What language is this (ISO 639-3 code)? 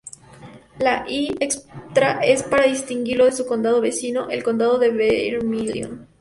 spa